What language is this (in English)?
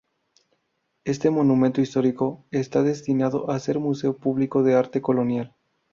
Spanish